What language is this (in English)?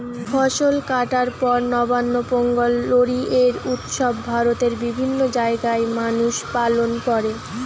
Bangla